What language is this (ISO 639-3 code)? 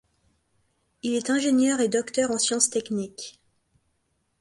fra